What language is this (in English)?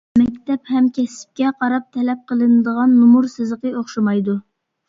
Uyghur